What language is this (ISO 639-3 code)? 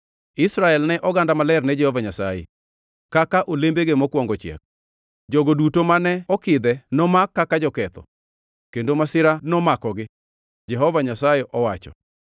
luo